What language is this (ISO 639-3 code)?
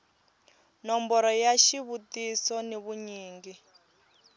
tso